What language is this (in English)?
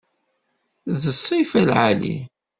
Kabyle